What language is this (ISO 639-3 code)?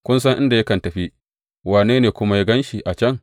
hau